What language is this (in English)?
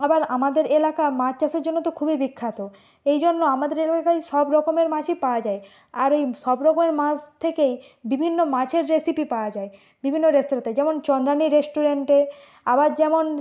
Bangla